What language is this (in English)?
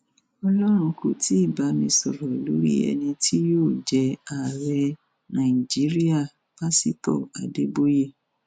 Yoruba